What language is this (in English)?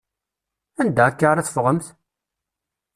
Kabyle